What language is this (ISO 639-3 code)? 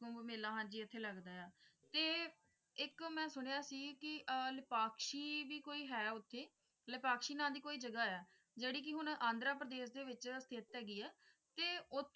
pan